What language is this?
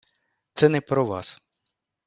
Ukrainian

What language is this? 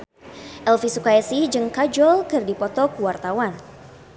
Sundanese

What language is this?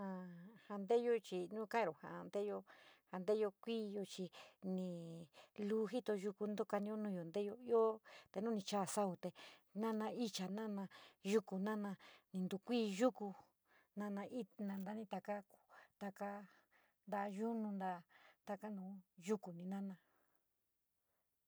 San Miguel El Grande Mixtec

